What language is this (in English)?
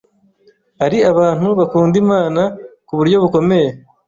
Kinyarwanda